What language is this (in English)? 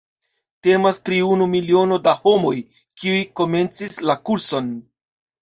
Esperanto